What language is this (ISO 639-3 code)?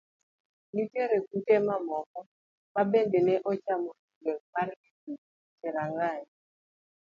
luo